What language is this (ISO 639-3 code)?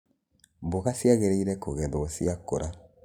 kik